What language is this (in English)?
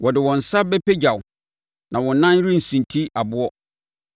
Akan